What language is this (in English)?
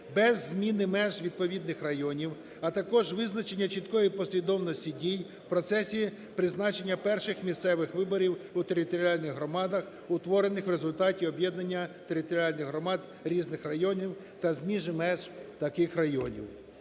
Ukrainian